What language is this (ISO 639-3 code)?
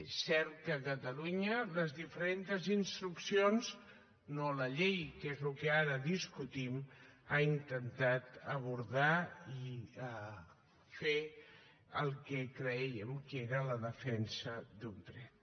cat